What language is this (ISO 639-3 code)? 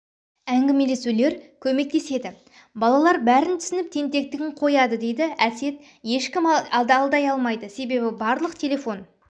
kaz